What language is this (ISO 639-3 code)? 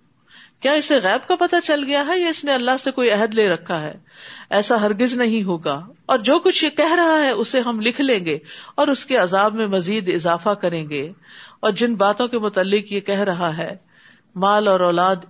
urd